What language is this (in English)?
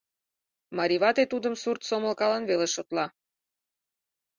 Mari